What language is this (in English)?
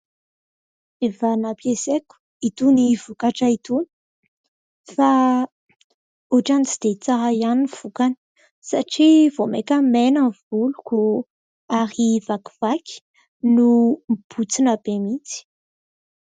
Malagasy